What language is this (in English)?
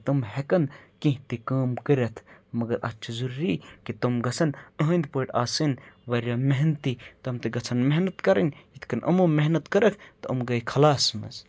Kashmiri